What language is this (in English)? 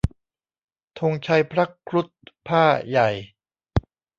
Thai